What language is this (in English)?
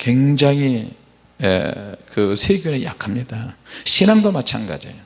Korean